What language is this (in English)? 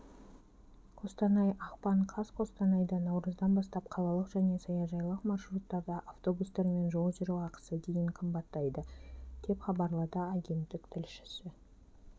Kazakh